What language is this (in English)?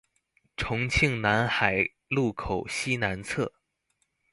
Chinese